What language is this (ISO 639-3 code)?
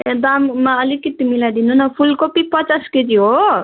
nep